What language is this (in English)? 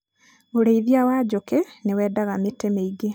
Kikuyu